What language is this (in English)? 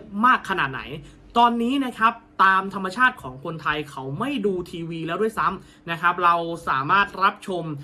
Thai